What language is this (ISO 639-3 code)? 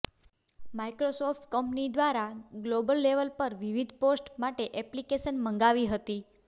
guj